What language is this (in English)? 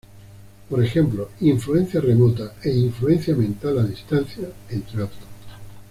Spanish